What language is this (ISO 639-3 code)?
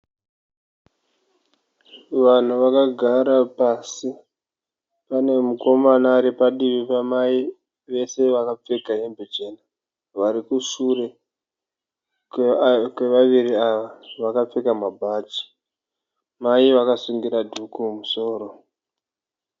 sna